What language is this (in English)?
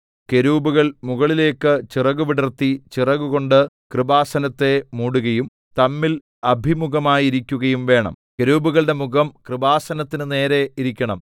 Malayalam